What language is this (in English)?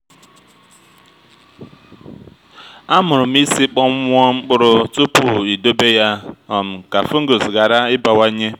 Igbo